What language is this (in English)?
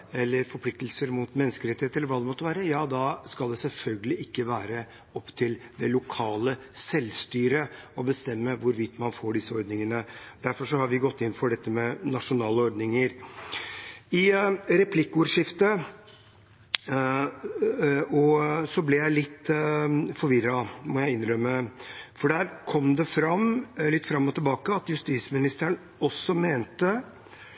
Norwegian Bokmål